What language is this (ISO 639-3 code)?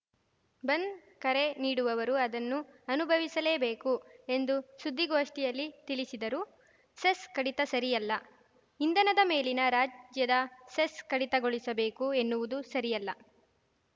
kan